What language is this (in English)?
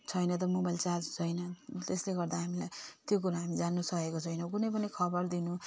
Nepali